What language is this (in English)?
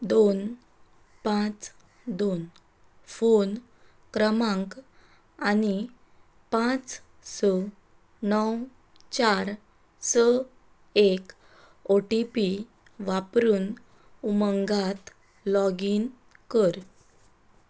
Konkani